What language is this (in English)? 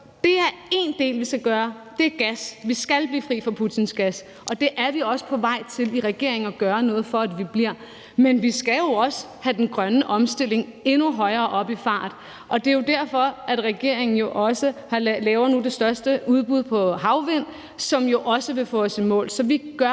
Danish